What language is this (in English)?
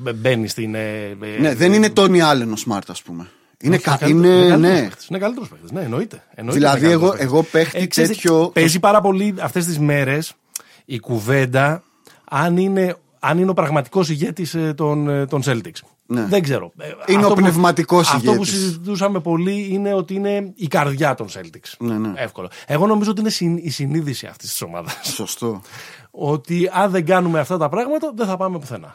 Greek